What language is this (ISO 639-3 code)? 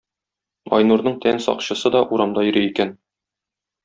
tat